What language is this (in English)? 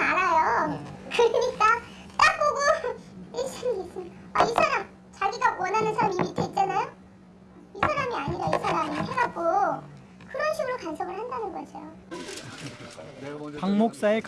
Korean